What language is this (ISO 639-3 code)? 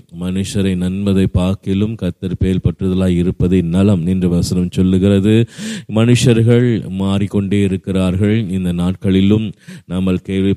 tam